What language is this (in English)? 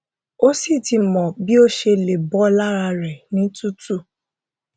Yoruba